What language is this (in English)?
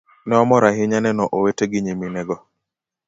Luo (Kenya and Tanzania)